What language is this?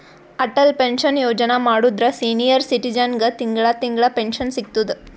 Kannada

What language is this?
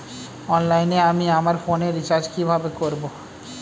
Bangla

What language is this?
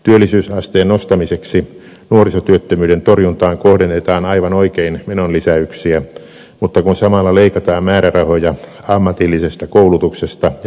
Finnish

